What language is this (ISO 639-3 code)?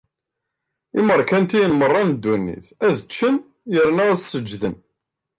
kab